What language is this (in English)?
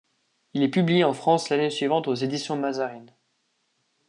French